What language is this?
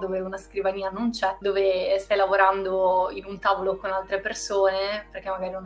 Italian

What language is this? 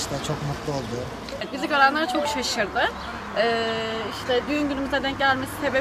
Turkish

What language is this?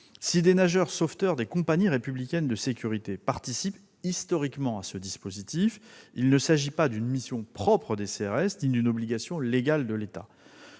French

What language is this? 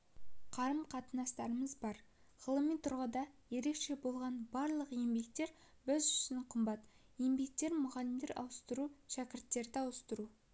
Kazakh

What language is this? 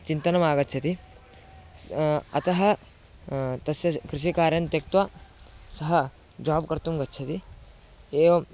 Sanskrit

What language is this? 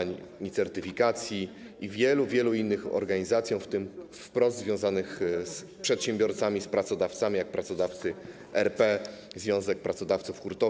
Polish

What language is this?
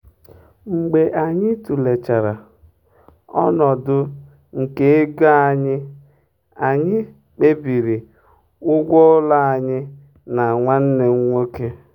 Igbo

